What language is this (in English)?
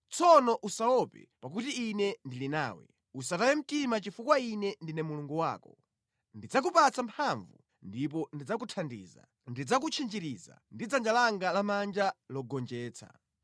Nyanja